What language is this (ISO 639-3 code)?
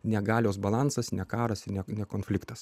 lit